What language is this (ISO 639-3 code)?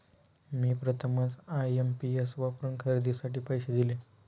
mar